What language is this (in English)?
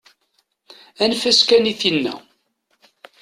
Kabyle